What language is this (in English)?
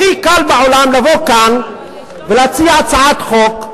Hebrew